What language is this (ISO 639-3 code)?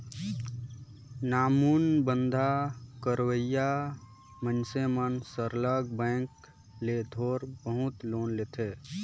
hne